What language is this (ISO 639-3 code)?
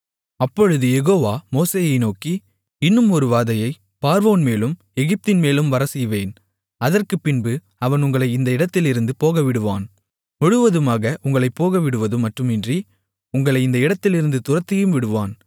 tam